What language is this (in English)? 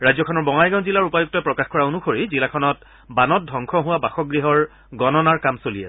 Assamese